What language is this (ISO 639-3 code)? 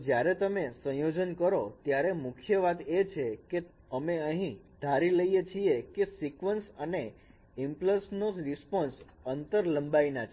guj